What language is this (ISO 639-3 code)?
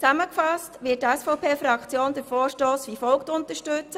gsw